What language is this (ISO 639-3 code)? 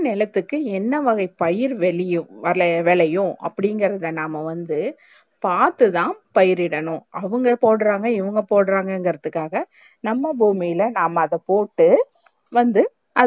tam